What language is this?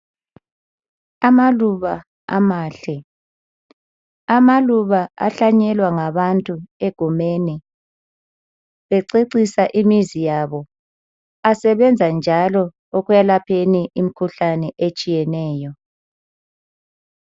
North Ndebele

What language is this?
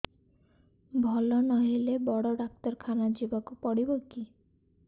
Odia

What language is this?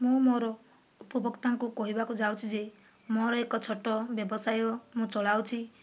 Odia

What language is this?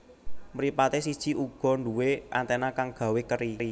Javanese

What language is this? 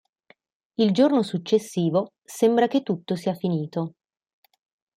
Italian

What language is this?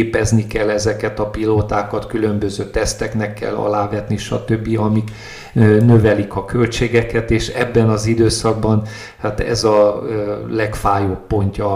Hungarian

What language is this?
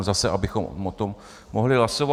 Czech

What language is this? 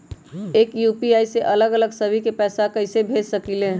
Magahi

